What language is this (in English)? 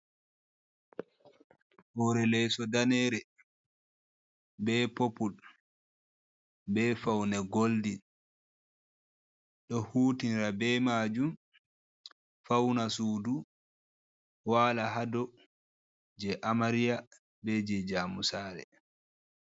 Fula